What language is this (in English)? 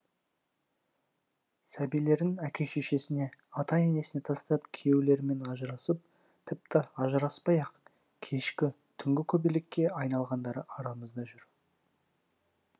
Kazakh